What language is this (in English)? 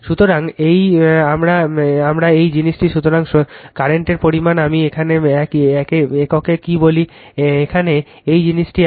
Bangla